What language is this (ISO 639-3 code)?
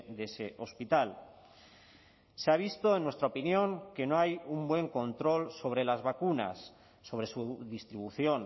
spa